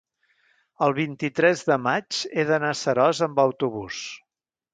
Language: Catalan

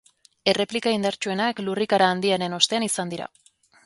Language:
Basque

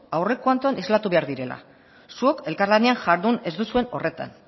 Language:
Basque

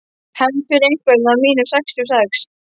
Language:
Icelandic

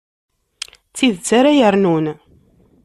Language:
Kabyle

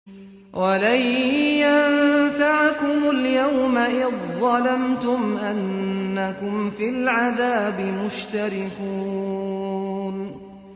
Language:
Arabic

